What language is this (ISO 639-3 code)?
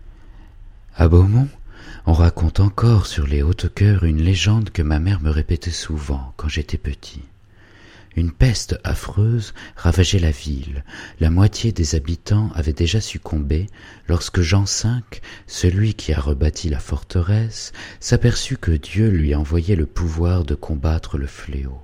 fra